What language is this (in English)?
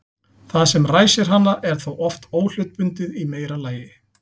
Icelandic